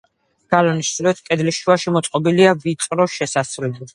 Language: Georgian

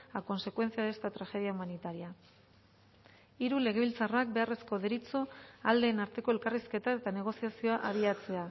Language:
Basque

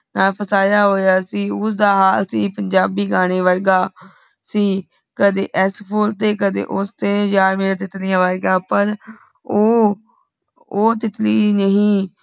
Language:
Punjabi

